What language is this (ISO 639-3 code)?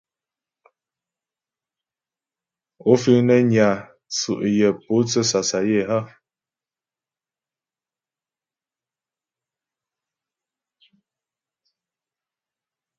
bbj